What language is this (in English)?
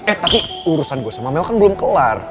Indonesian